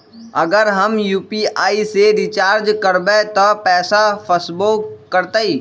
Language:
Magahi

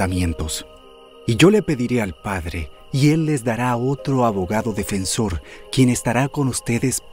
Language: Spanish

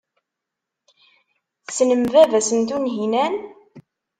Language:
Kabyle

